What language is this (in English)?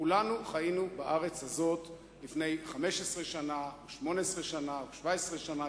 Hebrew